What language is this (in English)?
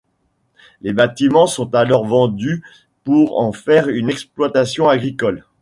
French